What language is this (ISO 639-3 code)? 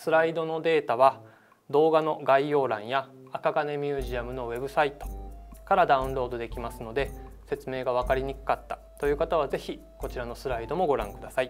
jpn